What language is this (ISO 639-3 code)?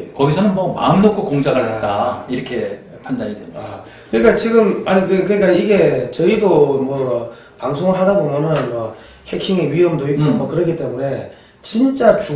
kor